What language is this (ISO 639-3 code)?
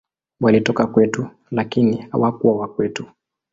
swa